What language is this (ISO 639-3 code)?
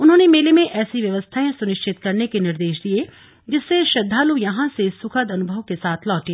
hin